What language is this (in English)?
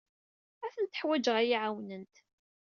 Kabyle